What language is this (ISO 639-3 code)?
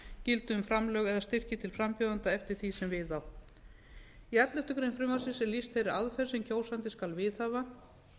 isl